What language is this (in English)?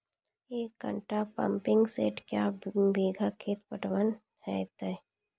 Maithili